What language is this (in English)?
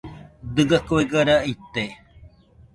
Nüpode Huitoto